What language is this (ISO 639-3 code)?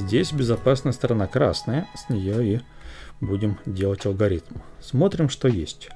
rus